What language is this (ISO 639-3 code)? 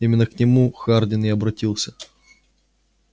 rus